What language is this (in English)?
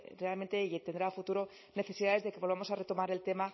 Spanish